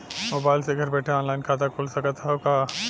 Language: Bhojpuri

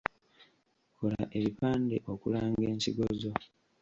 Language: Ganda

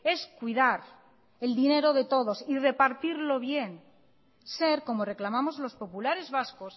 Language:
Spanish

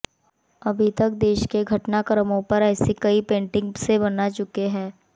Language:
Hindi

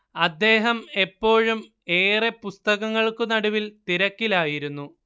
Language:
Malayalam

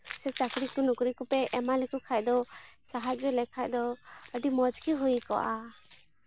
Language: Santali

